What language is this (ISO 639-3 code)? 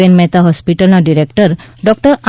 guj